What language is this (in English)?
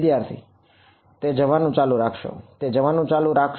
Gujarati